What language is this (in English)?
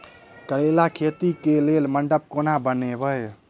Maithili